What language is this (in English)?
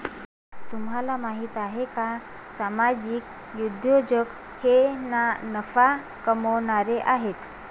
Marathi